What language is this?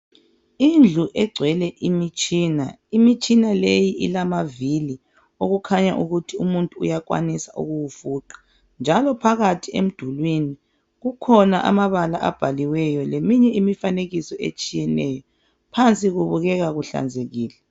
North Ndebele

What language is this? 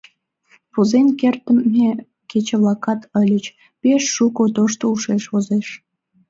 Mari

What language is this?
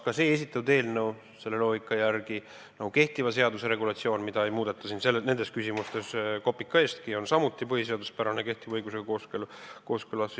Estonian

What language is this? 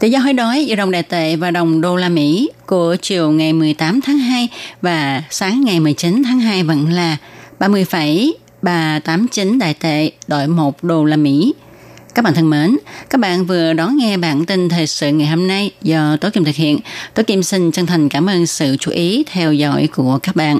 Vietnamese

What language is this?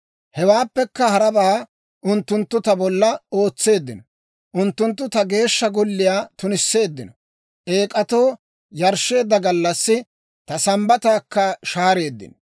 Dawro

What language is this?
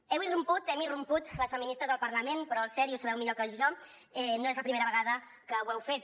Catalan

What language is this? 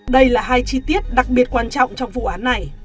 Vietnamese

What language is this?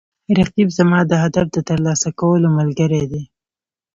Pashto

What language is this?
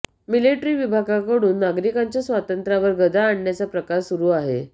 Marathi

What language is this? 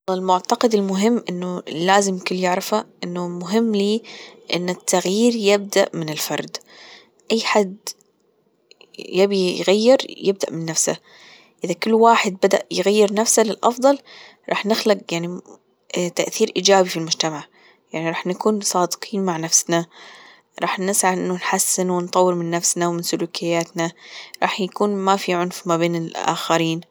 Gulf Arabic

